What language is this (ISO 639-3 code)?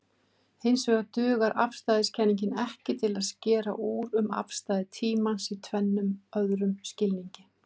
isl